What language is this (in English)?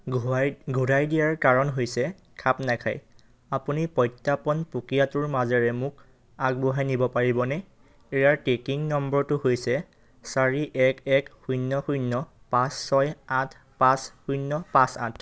Assamese